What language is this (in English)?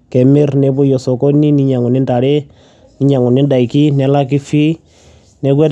Masai